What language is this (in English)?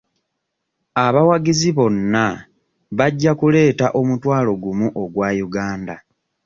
Ganda